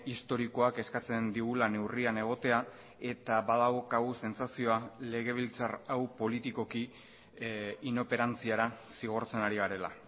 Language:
Basque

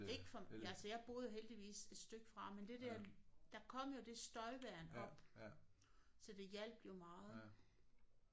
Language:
Danish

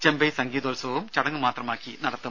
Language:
Malayalam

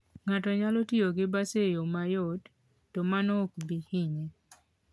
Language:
Luo (Kenya and Tanzania)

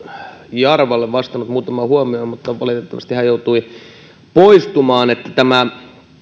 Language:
Finnish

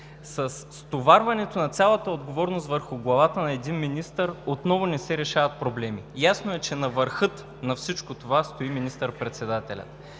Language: Bulgarian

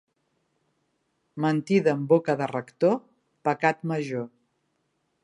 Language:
Catalan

